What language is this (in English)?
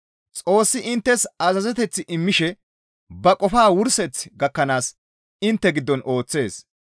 Gamo